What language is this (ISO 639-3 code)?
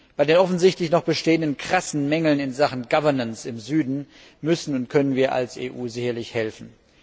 deu